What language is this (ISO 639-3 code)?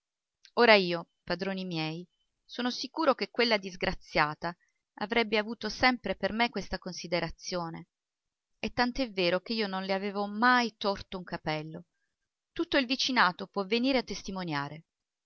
ita